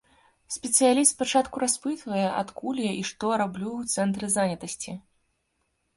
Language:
Belarusian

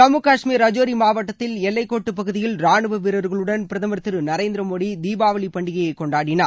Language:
Tamil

